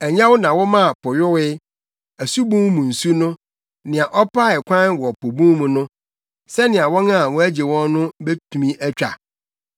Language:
Akan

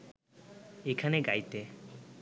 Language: Bangla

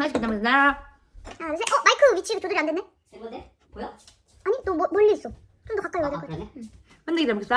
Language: Korean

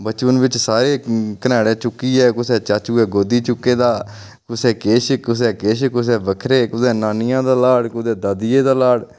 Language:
Dogri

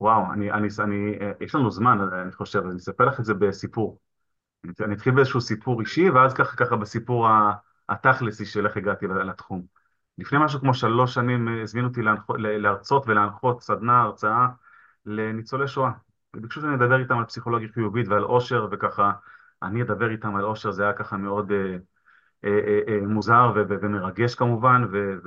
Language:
Hebrew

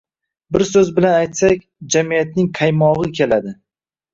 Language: Uzbek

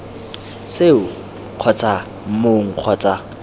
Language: Tswana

